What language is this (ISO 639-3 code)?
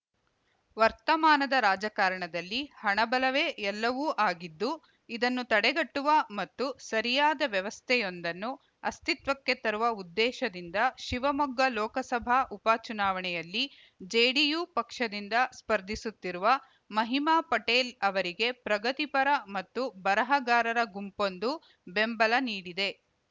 kan